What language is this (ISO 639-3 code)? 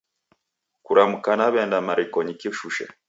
dav